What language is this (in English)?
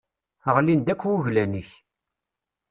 Kabyle